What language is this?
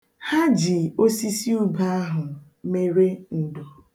Igbo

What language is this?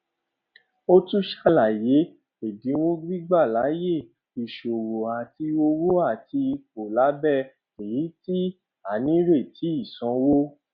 Yoruba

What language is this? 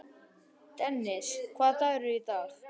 Icelandic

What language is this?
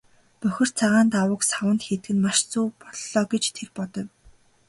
Mongolian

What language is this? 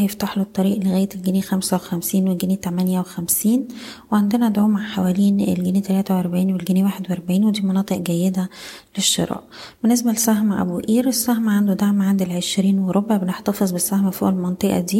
Arabic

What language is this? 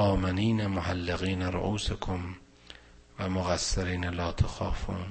Persian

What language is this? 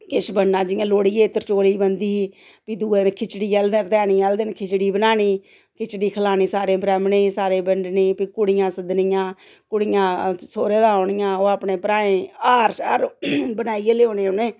Dogri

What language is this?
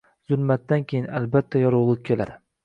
Uzbek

